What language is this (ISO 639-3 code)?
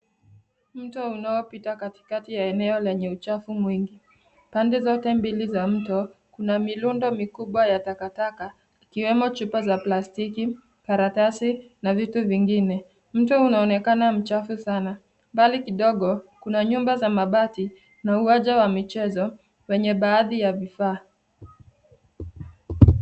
swa